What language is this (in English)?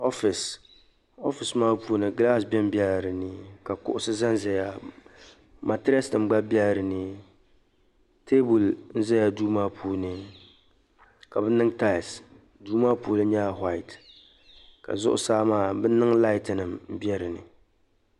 Dagbani